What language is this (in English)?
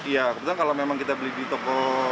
Indonesian